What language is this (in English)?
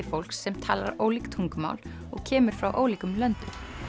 Icelandic